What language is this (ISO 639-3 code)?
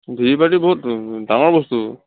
asm